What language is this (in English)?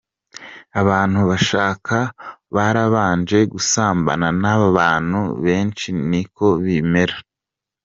Kinyarwanda